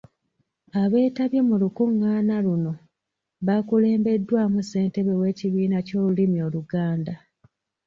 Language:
Ganda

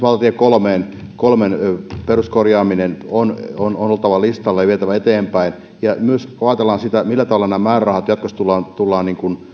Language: Finnish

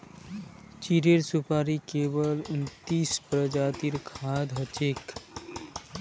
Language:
Magahi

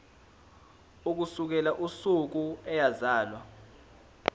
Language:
Zulu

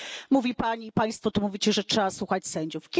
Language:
Polish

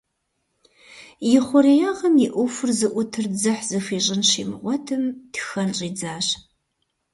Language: Kabardian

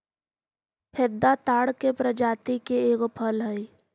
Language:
Magahi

